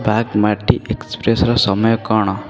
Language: Odia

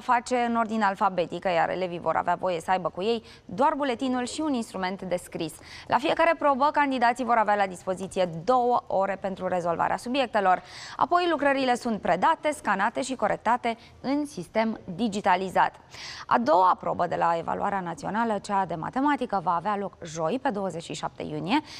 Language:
Romanian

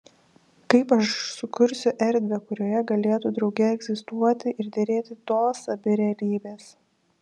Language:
Lithuanian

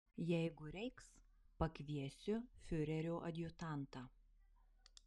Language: Lithuanian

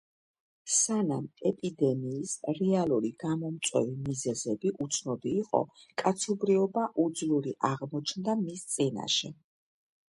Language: Georgian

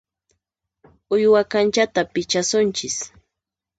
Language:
Puno Quechua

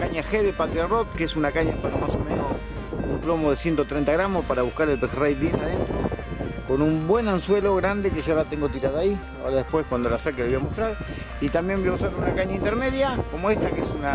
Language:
Spanish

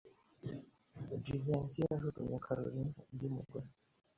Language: Kinyarwanda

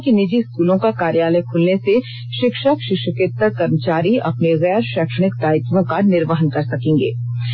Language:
Hindi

